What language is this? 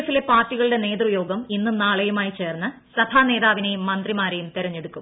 Malayalam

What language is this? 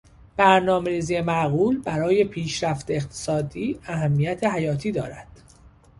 Persian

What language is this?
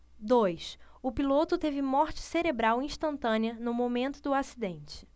Portuguese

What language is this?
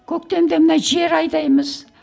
Kazakh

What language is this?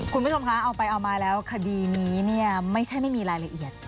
Thai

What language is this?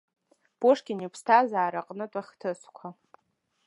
Abkhazian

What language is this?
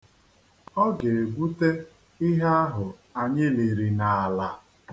Igbo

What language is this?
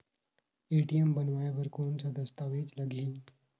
Chhattisgarhi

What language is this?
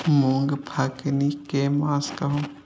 Maithili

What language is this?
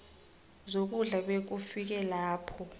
South Ndebele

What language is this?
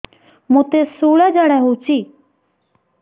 Odia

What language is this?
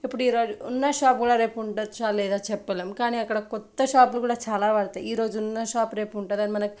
Telugu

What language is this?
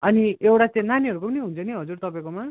Nepali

